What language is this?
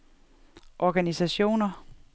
Danish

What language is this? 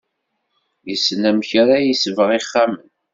Kabyle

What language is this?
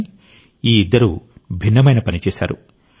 Telugu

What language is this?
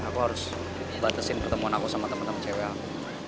Indonesian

